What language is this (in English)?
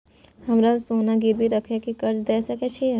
Maithili